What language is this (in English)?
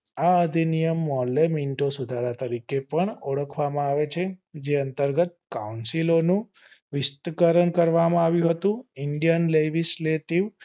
Gujarati